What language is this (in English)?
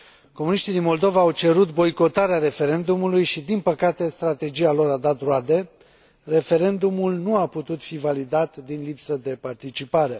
Romanian